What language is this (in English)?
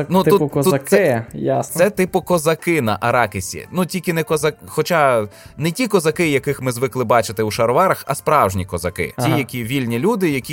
Ukrainian